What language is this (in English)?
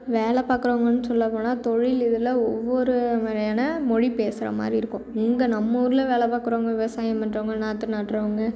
Tamil